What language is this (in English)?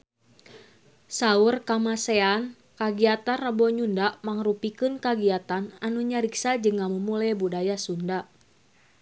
Sundanese